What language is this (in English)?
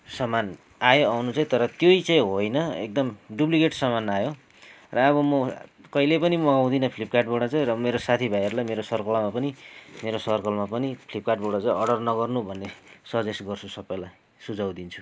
Nepali